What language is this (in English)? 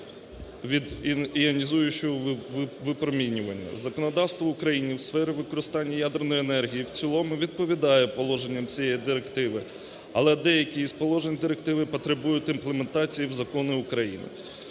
Ukrainian